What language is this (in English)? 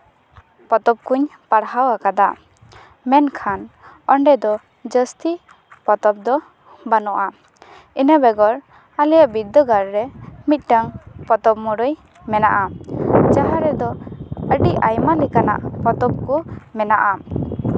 Santali